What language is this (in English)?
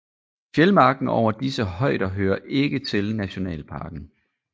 Danish